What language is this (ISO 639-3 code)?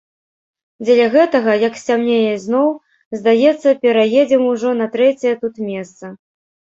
bel